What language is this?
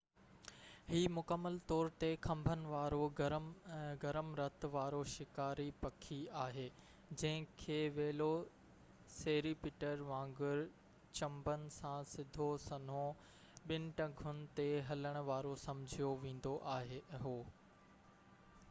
Sindhi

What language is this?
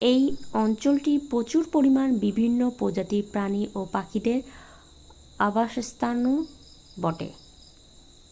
Bangla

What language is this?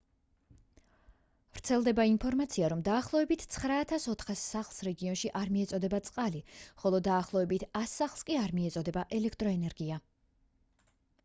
Georgian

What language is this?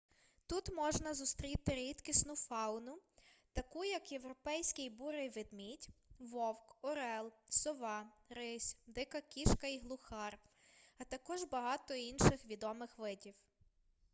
Ukrainian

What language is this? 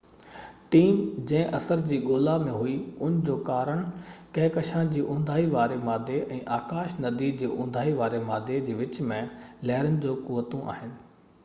Sindhi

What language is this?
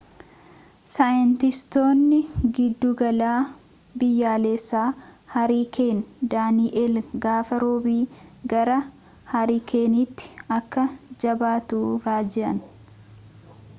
Oromo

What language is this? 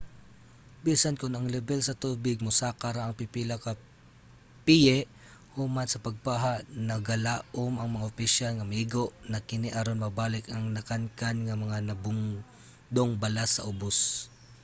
Cebuano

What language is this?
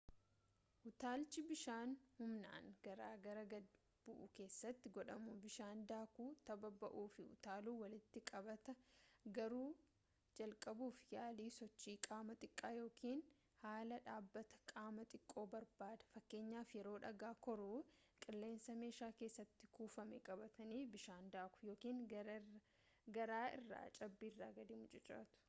Oromo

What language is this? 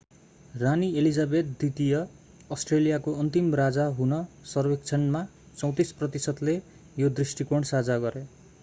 Nepali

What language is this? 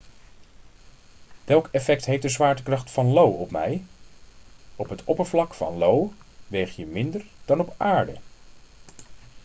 Dutch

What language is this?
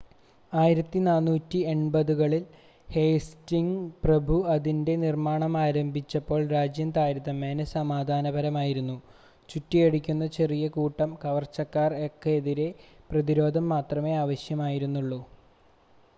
Malayalam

